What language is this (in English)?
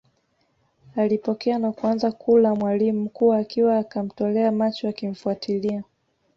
Swahili